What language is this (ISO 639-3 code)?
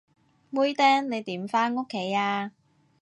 yue